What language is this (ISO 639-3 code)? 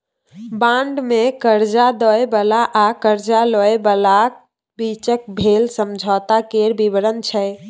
mai